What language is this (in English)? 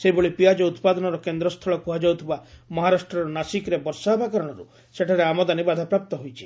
Odia